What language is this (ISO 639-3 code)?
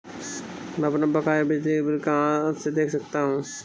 hin